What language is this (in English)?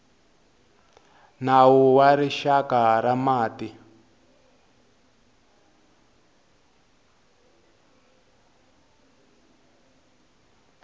Tsonga